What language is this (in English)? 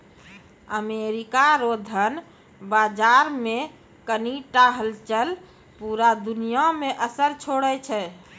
Maithili